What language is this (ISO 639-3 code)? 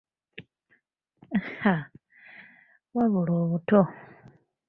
lug